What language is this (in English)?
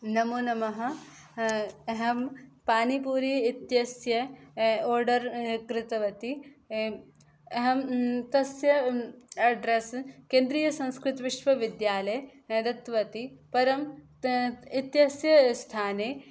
Sanskrit